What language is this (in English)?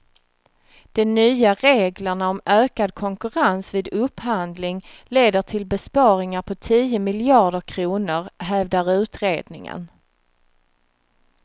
Swedish